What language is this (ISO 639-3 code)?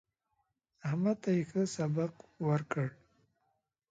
pus